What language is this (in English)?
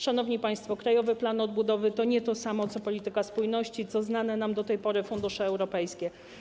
Polish